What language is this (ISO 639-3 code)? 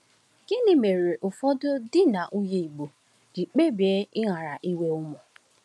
ibo